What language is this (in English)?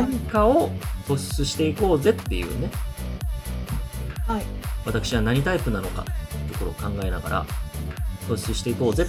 Japanese